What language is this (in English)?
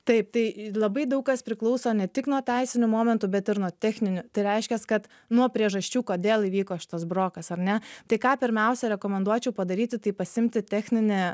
Lithuanian